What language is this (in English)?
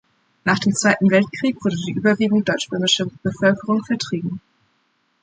German